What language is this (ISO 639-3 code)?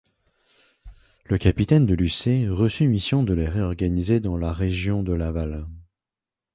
fra